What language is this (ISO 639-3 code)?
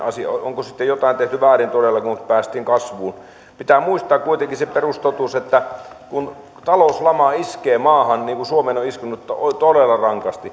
fin